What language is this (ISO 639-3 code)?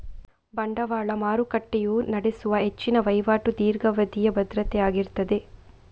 kan